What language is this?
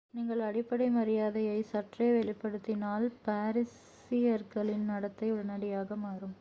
Tamil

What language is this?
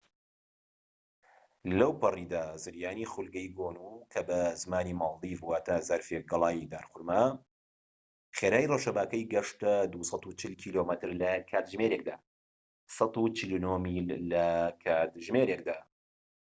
Central Kurdish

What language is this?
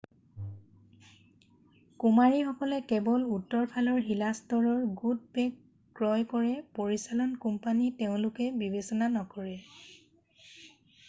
Assamese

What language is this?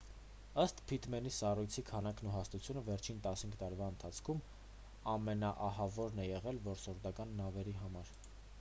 Armenian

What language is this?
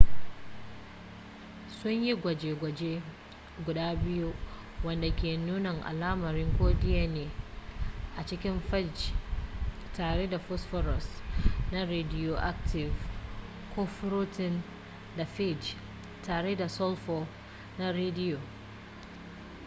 Hausa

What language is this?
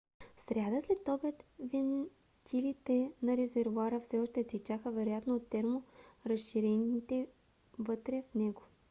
Bulgarian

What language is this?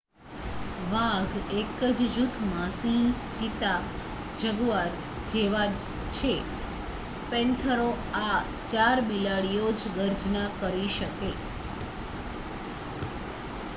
Gujarati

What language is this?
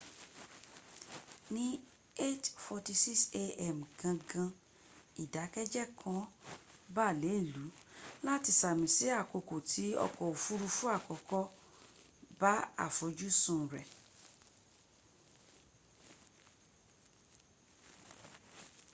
Yoruba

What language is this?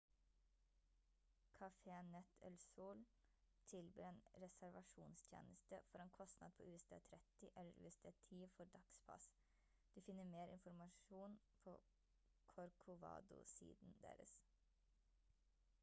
Norwegian Bokmål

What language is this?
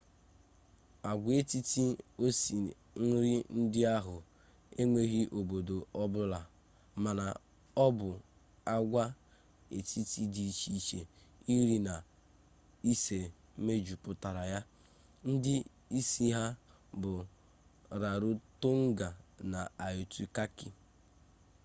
Igbo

